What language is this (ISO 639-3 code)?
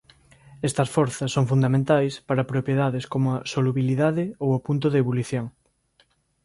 glg